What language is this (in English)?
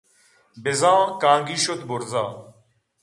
Eastern Balochi